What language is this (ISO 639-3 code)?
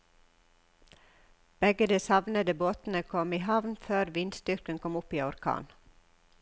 nor